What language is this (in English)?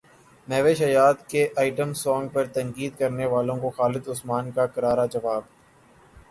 Urdu